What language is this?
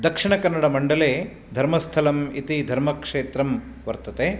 Sanskrit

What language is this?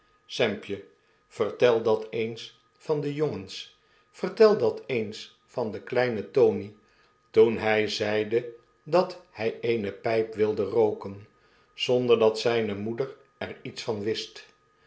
Dutch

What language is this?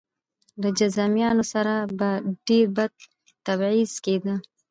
Pashto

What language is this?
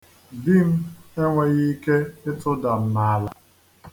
Igbo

